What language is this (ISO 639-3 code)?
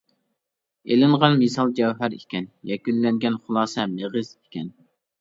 uig